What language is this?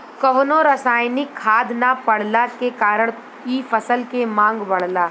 Bhojpuri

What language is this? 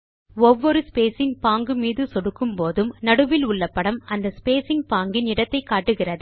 Tamil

